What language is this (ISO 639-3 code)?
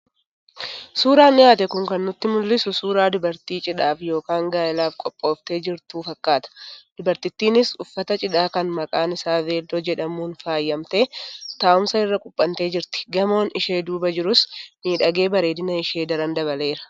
orm